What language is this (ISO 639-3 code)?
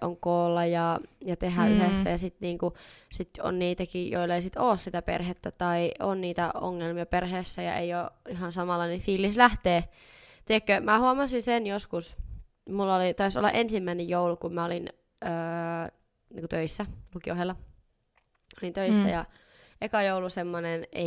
fin